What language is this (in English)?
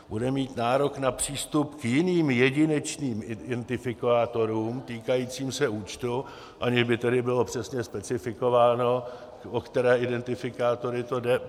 Czech